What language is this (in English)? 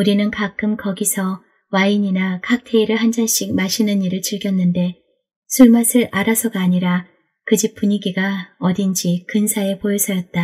Korean